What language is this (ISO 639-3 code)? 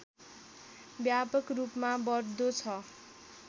nep